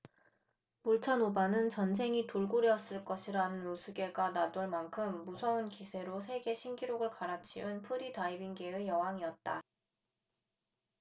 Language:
Korean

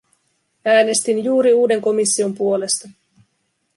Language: Finnish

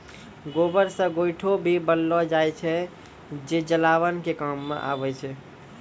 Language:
Maithili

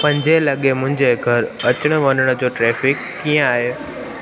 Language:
Sindhi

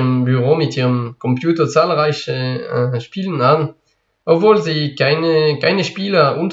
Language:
German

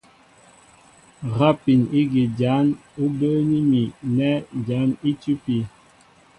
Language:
Mbo (Cameroon)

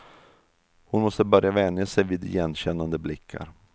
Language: Swedish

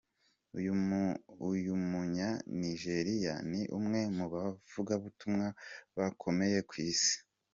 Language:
Kinyarwanda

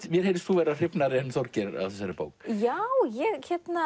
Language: Icelandic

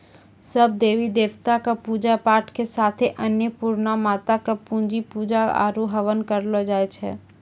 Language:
Maithili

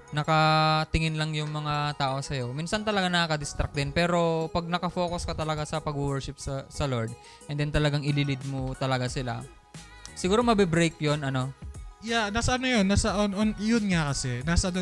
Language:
Filipino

